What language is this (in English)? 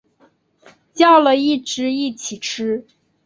Chinese